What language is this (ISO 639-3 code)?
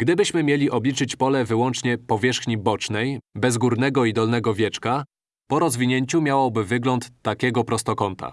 pol